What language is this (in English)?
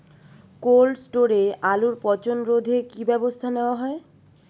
Bangla